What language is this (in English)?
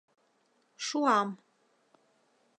Mari